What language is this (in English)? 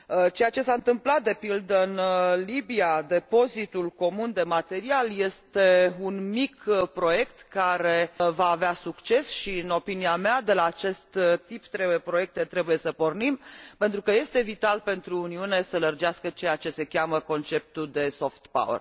Romanian